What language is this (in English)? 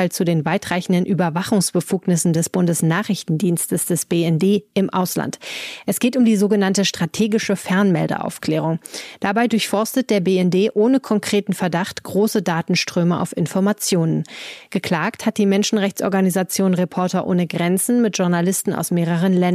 German